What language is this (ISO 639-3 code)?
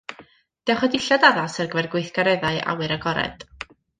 cym